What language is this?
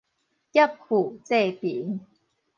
Min Nan Chinese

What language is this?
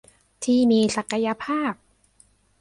Thai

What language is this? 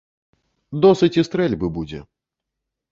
Belarusian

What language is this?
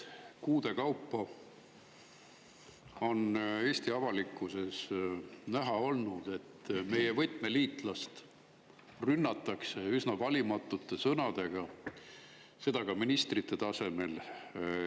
Estonian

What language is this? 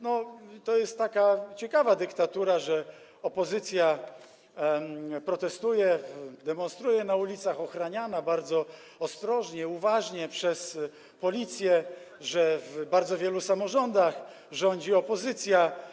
Polish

